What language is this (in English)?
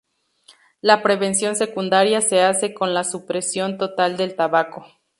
Spanish